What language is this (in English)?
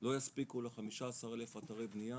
Hebrew